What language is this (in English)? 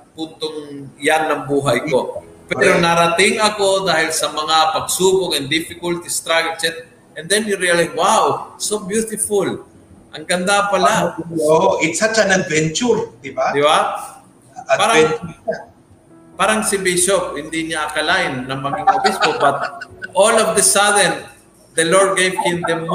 Filipino